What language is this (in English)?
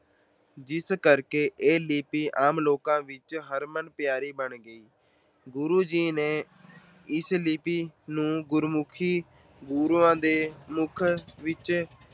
Punjabi